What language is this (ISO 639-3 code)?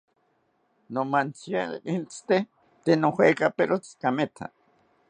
cpy